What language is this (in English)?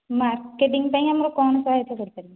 Odia